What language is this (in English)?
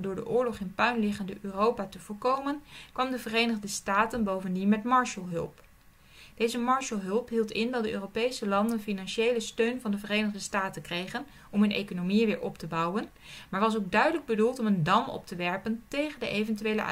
Dutch